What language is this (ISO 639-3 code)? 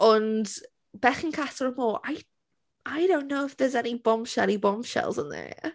cym